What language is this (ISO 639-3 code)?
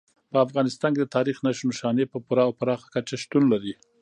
pus